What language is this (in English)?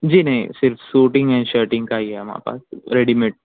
Urdu